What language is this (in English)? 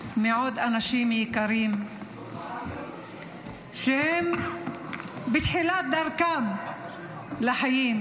Hebrew